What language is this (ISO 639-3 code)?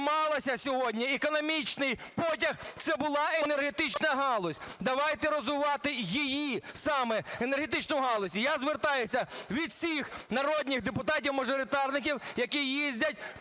ukr